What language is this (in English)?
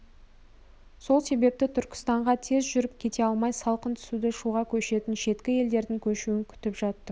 Kazakh